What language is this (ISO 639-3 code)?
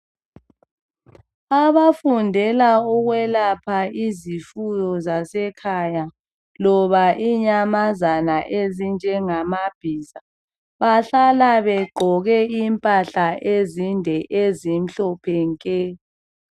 nde